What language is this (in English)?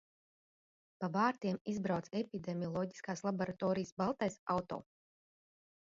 Latvian